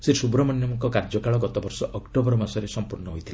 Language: Odia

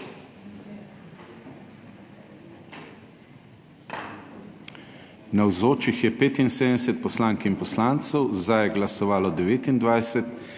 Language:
Slovenian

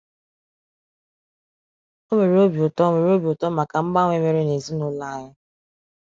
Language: Igbo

